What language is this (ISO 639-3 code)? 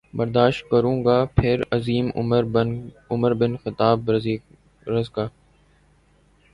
urd